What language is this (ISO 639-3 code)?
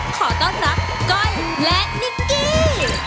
tha